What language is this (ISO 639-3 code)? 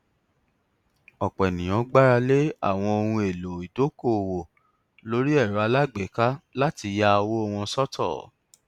yor